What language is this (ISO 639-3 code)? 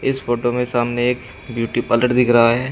hin